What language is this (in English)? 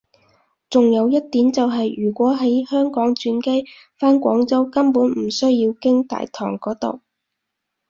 Cantonese